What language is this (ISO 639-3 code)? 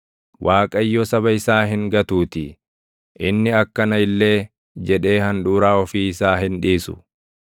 orm